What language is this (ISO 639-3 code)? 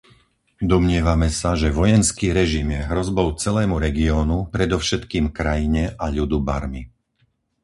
slk